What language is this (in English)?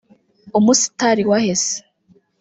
Kinyarwanda